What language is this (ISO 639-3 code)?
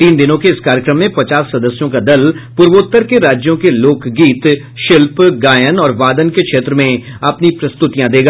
hin